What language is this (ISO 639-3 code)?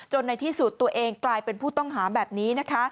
tha